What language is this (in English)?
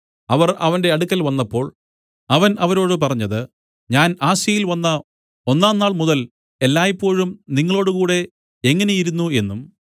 Malayalam